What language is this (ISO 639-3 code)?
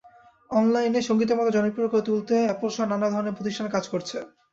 ben